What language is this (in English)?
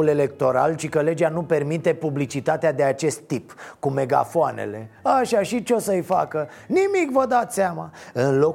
Romanian